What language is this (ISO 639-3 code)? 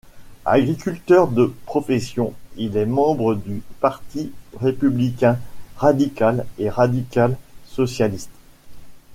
fra